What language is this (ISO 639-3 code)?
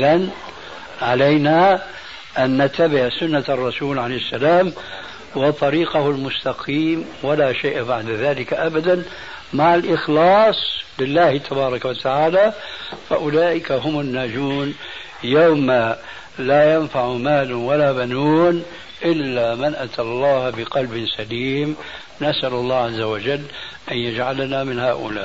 ara